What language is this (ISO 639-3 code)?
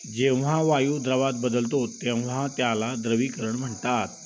mar